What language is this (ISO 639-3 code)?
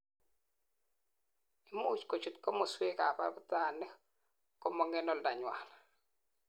kln